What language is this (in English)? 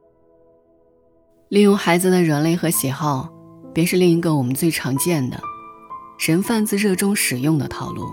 Chinese